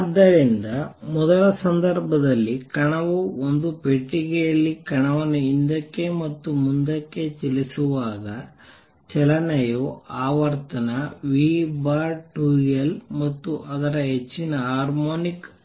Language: Kannada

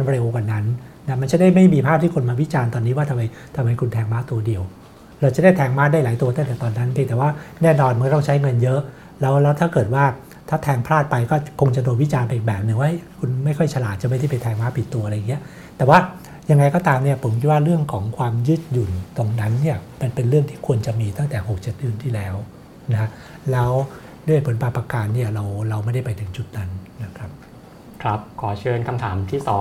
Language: Thai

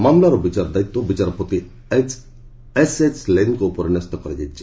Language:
Odia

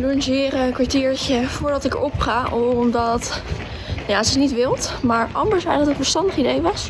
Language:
Dutch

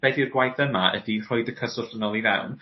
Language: Welsh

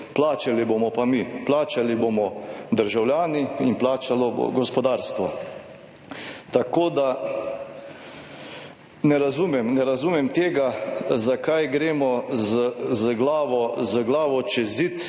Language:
Slovenian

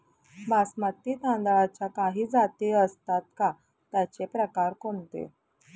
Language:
Marathi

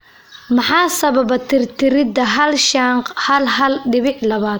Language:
Somali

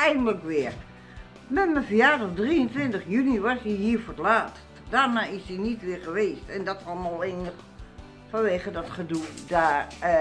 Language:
Dutch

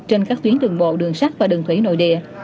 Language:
Vietnamese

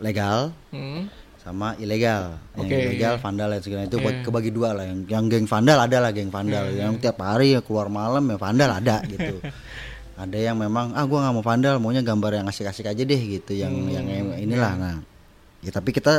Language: Indonesian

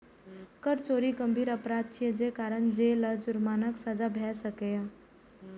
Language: Maithili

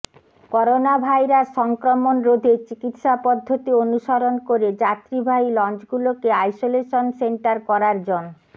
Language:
Bangla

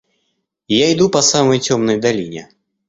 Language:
Russian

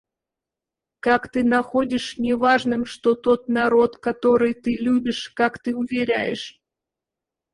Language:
Russian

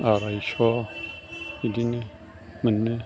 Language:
Bodo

